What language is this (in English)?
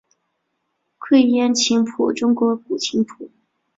Chinese